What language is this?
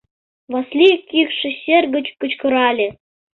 Mari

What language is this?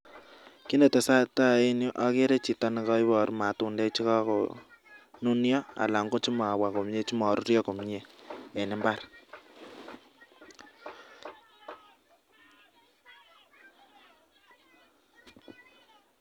Kalenjin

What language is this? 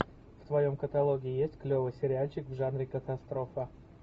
Russian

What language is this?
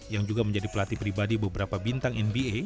Indonesian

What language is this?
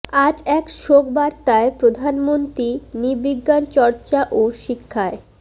Bangla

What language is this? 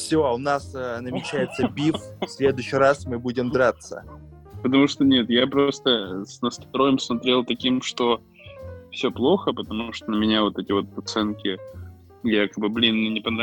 Russian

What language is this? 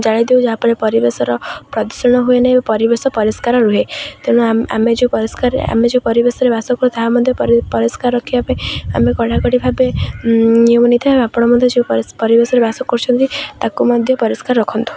Odia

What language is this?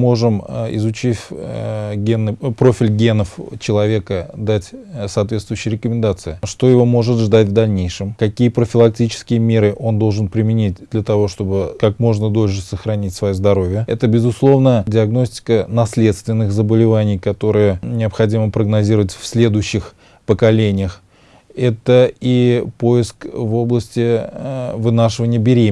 Russian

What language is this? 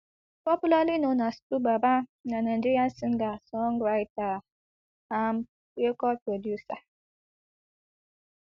Nigerian Pidgin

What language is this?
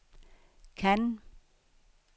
Danish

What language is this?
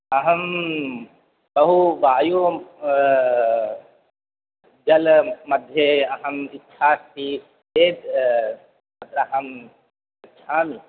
Sanskrit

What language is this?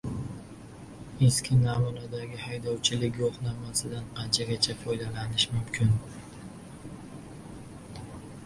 Uzbek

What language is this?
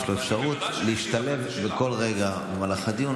Hebrew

